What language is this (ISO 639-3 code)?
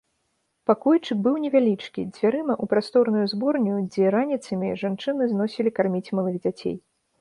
bel